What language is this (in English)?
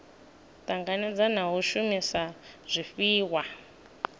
Venda